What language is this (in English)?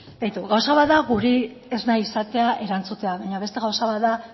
Basque